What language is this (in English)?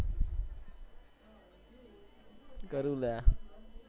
Gujarati